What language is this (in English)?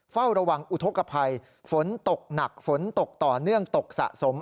Thai